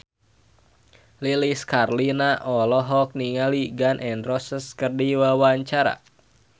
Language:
Sundanese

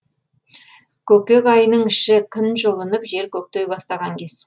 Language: Kazakh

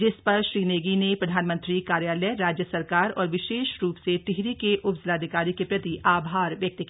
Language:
Hindi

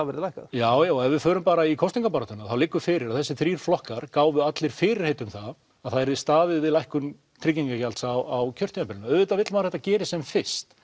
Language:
Icelandic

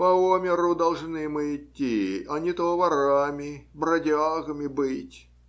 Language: Russian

